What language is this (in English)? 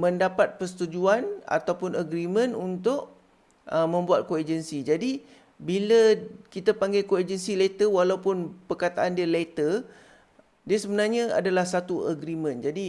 Malay